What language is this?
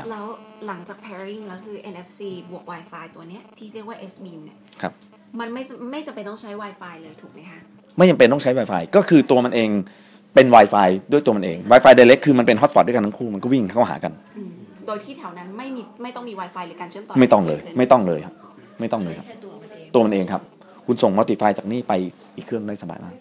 Thai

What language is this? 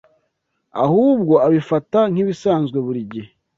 Kinyarwanda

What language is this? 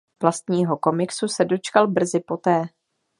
Czech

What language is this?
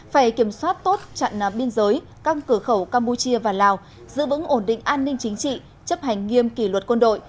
Vietnamese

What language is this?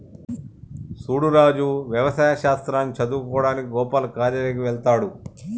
Telugu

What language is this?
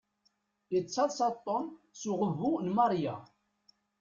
Kabyle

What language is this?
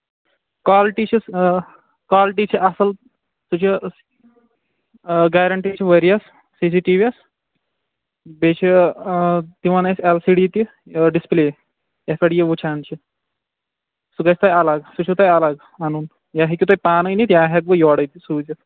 Kashmiri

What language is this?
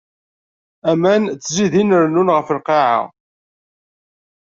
Kabyle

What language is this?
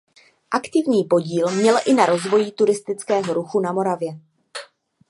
Czech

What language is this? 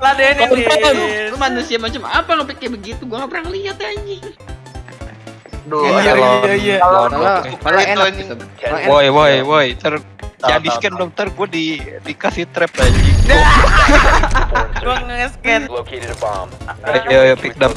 Indonesian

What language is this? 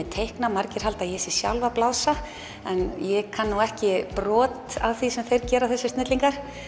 Icelandic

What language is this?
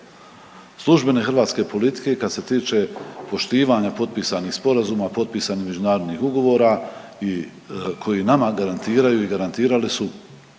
Croatian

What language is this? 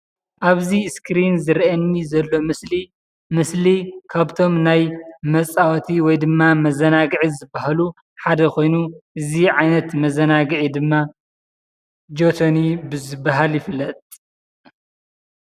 Tigrinya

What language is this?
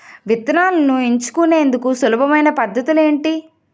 Telugu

